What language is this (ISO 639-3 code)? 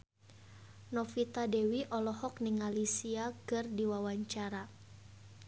sun